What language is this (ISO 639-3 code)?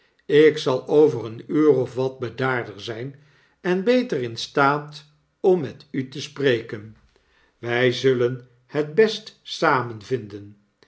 nld